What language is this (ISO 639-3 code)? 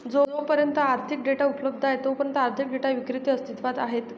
mar